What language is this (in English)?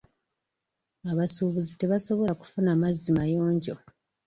Ganda